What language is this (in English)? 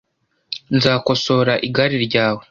Kinyarwanda